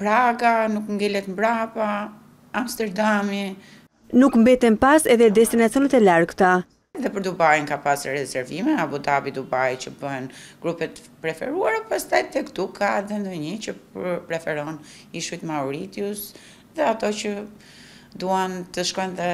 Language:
Romanian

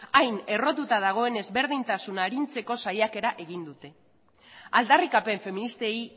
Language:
Basque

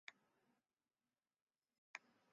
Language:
Chinese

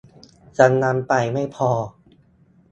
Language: Thai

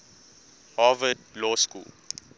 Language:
English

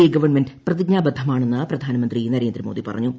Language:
Malayalam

